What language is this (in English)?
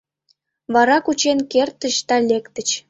Mari